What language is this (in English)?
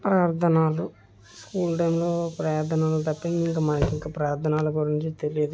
Telugu